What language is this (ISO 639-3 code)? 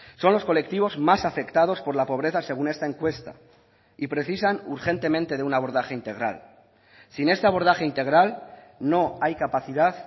spa